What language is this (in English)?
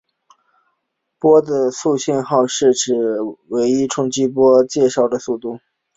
Chinese